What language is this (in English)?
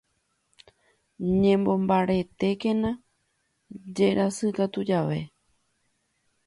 Guarani